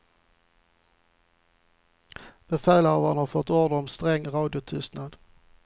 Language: Swedish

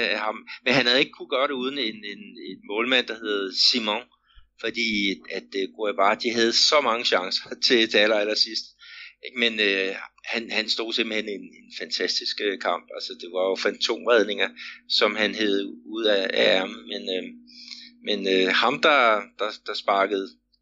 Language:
Danish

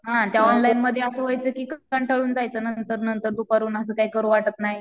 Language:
Marathi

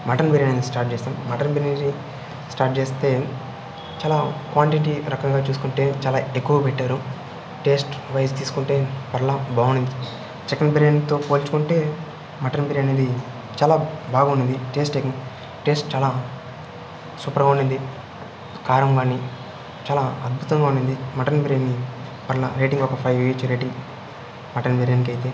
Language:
Telugu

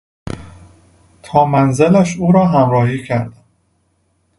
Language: Persian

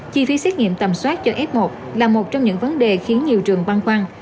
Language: Vietnamese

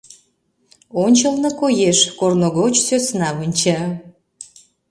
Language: Mari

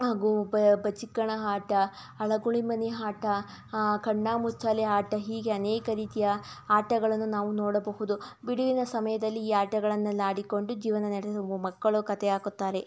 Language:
Kannada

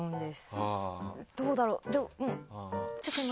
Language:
Japanese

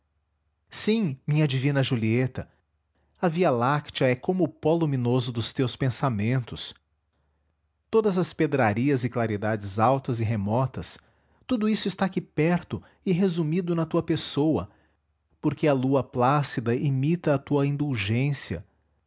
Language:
Portuguese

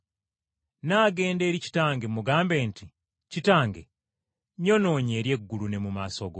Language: Ganda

